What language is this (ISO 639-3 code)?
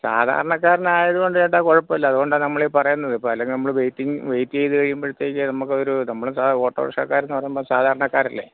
mal